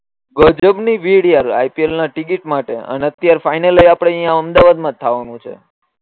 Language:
Gujarati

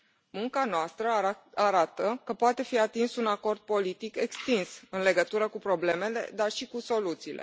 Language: Romanian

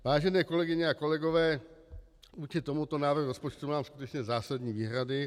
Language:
Czech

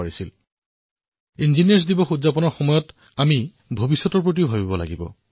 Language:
Assamese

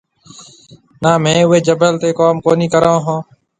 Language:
Marwari (Pakistan)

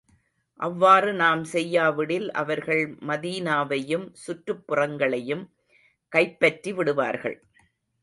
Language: Tamil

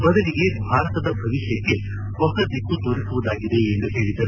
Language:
Kannada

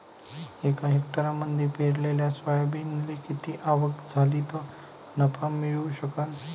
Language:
Marathi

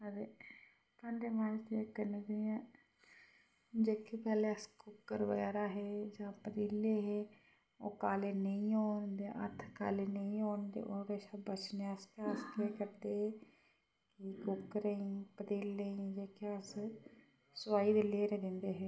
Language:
Dogri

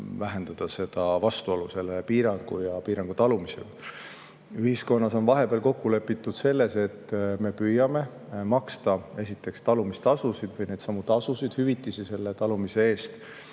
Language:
Estonian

